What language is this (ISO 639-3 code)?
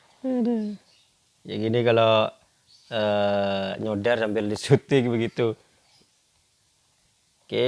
ind